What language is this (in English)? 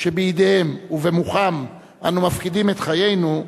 Hebrew